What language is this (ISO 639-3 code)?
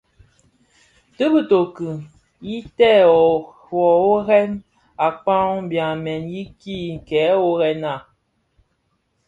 ksf